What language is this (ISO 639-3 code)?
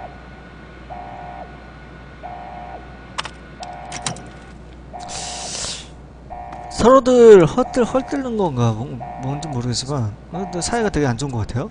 kor